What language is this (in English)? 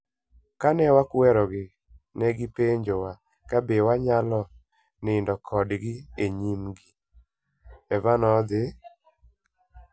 Luo (Kenya and Tanzania)